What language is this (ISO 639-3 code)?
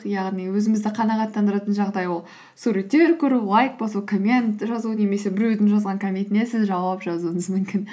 kaz